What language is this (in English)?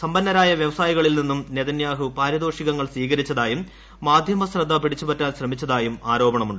Malayalam